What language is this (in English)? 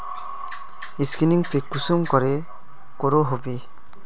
Magahi